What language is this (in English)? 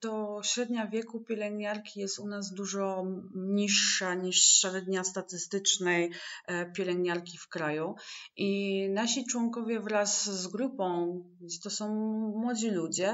Polish